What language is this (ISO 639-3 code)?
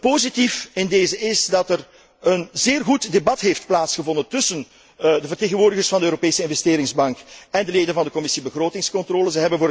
nld